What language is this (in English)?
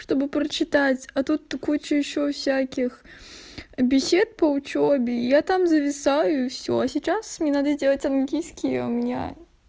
Russian